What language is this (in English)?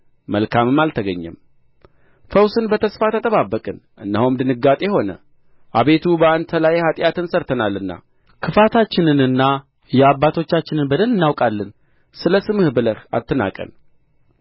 Amharic